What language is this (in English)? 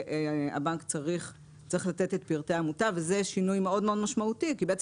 Hebrew